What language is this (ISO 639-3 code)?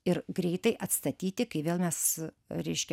lit